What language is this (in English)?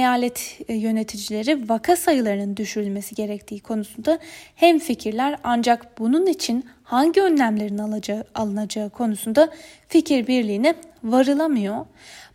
Turkish